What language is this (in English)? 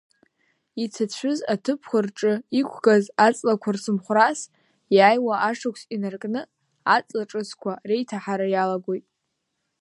Abkhazian